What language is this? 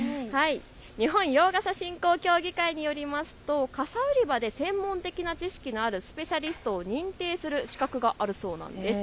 Japanese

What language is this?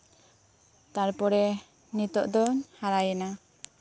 Santali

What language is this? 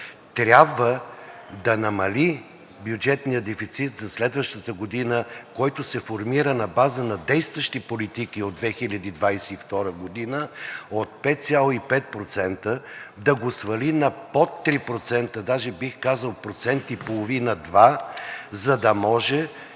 Bulgarian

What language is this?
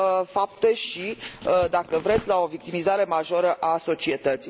Romanian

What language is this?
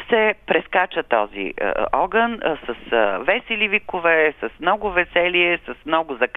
Bulgarian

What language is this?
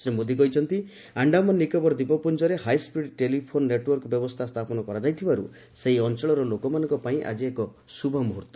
Odia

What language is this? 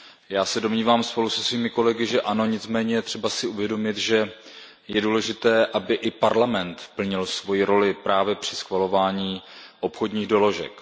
Czech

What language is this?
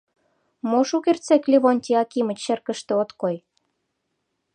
Mari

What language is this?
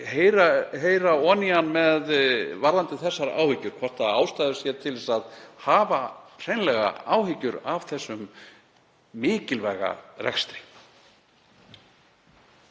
Icelandic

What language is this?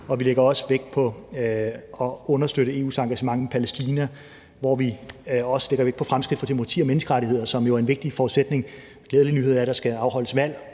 Danish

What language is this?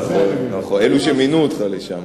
Hebrew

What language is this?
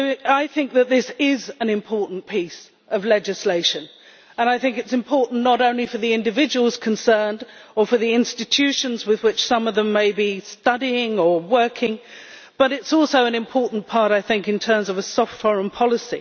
English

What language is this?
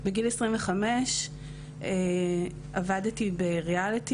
Hebrew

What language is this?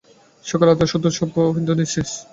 Bangla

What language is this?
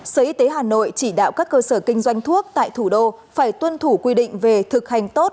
Vietnamese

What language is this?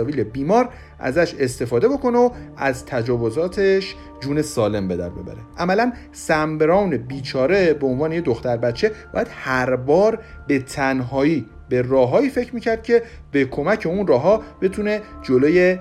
Persian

